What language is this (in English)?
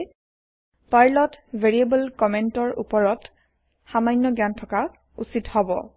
Assamese